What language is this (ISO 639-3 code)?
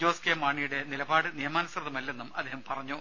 mal